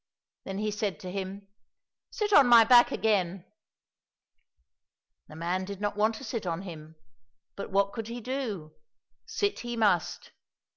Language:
English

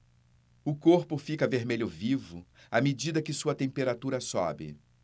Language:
Portuguese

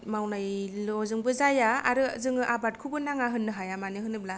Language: Bodo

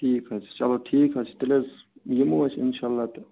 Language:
Kashmiri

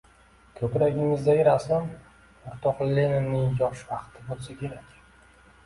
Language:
Uzbek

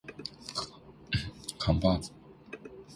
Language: Chinese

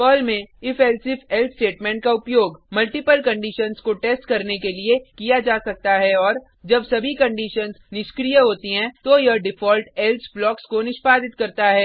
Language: Hindi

